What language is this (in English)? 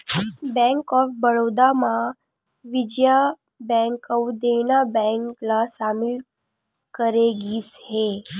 Chhattisgarhi